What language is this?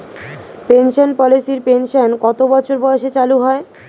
Bangla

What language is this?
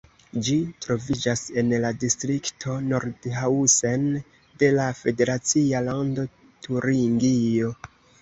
Esperanto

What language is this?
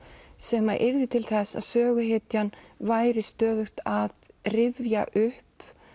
Icelandic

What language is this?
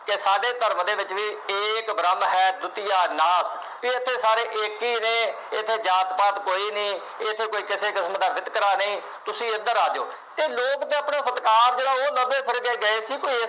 Punjabi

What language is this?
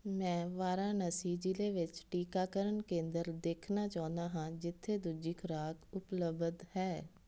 Punjabi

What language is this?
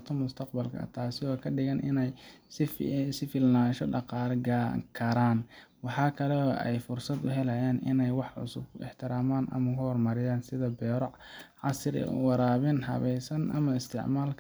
Somali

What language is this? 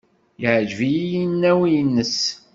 Kabyle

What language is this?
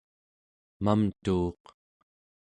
Central Yupik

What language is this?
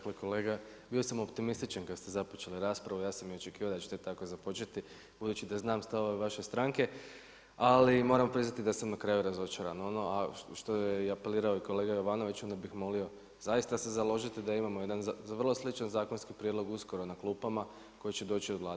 Croatian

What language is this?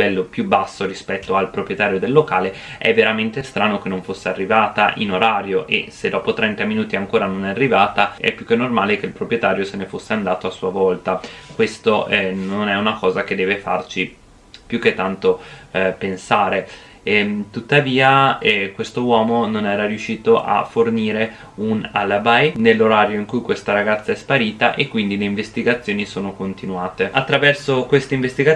Italian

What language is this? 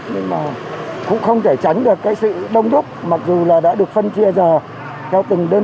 Vietnamese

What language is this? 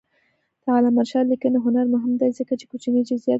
Pashto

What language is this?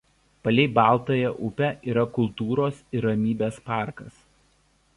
Lithuanian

